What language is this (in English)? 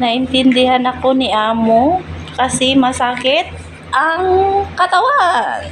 Filipino